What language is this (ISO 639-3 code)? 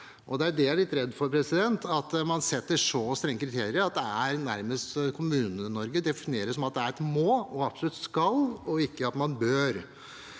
nor